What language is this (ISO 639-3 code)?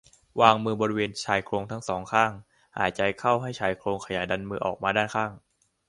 tha